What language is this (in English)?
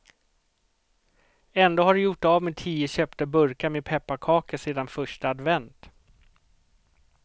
Swedish